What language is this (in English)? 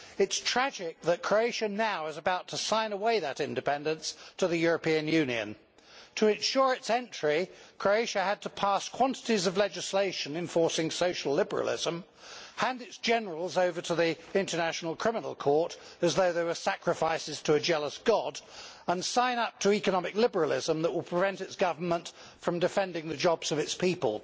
English